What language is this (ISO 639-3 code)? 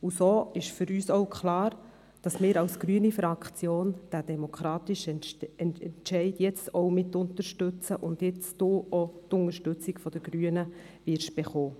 gsw